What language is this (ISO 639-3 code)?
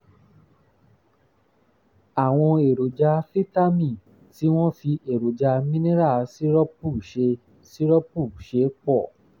yor